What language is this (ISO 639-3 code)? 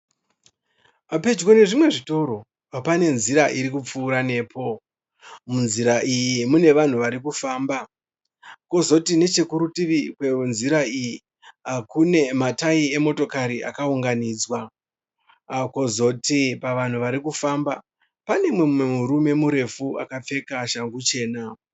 sna